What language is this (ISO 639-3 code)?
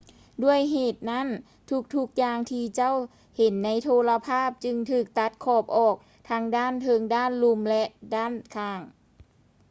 lao